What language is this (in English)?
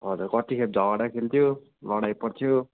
Nepali